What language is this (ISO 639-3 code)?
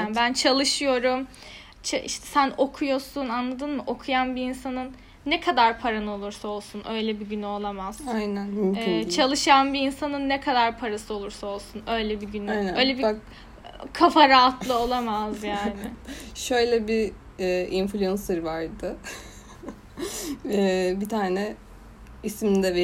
tur